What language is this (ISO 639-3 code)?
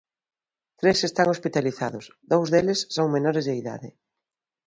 glg